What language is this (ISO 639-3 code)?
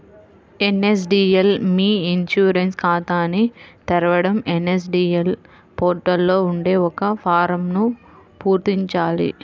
tel